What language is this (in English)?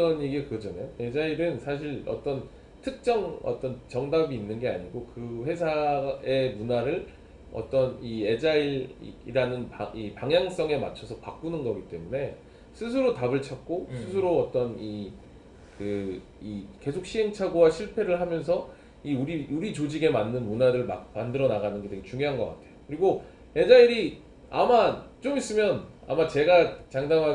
Korean